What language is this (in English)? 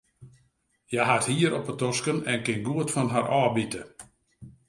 Western Frisian